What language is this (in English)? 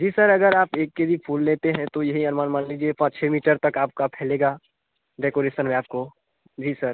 Hindi